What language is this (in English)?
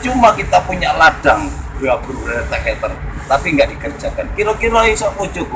Indonesian